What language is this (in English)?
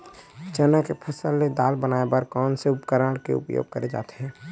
Chhattisgarhi